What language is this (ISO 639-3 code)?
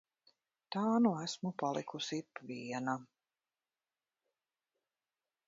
lav